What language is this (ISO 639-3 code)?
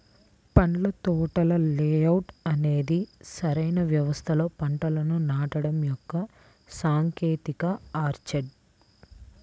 tel